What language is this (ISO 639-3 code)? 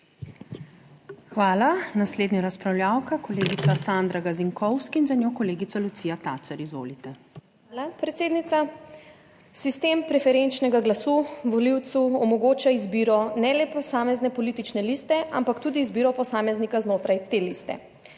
slv